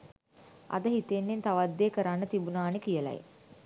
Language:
Sinhala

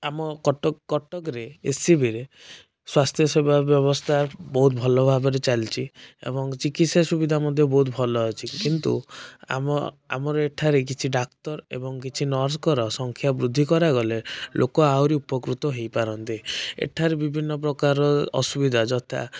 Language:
Odia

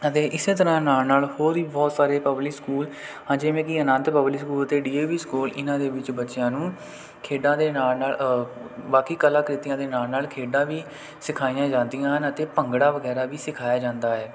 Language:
Punjabi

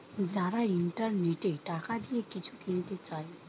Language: Bangla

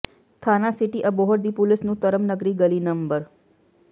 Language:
Punjabi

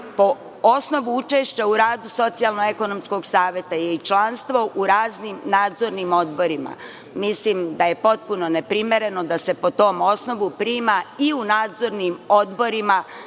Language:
Serbian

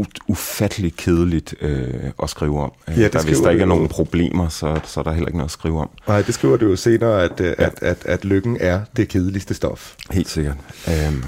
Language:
Danish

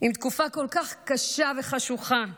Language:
Hebrew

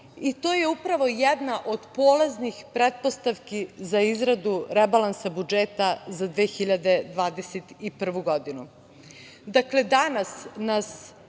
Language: Serbian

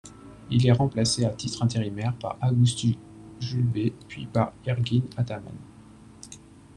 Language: French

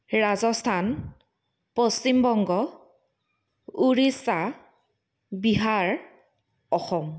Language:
Assamese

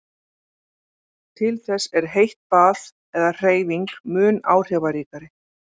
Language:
Icelandic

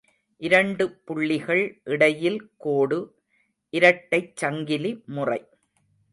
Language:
Tamil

